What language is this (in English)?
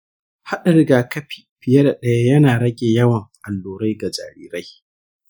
Hausa